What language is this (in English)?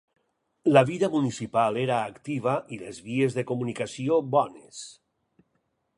Catalan